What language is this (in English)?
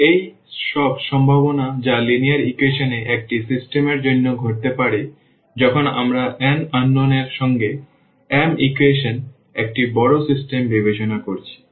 Bangla